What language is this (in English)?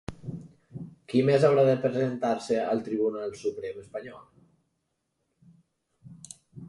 Catalan